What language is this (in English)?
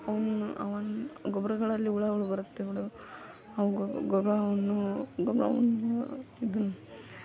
Kannada